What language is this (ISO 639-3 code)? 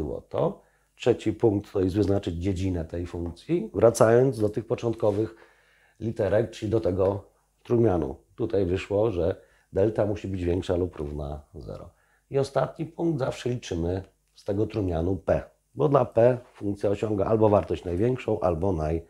pol